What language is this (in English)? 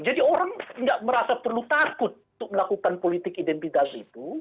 Indonesian